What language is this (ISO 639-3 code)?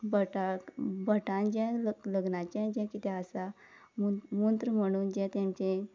kok